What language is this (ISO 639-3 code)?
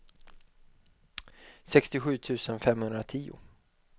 swe